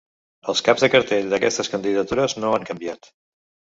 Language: Catalan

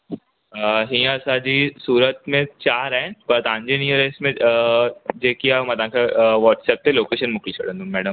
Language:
Sindhi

